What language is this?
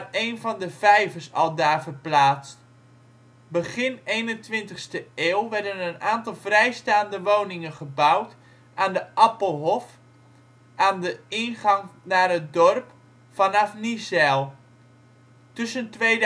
Dutch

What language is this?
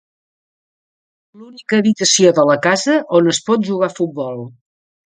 Catalan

